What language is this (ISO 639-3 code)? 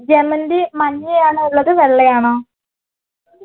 mal